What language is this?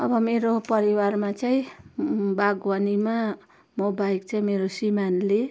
Nepali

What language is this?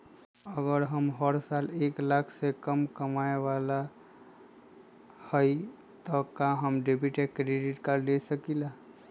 Magahi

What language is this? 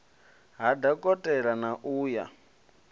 Venda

